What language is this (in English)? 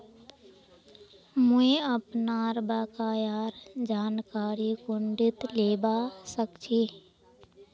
Magahi